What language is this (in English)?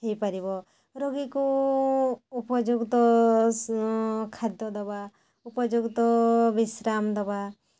Odia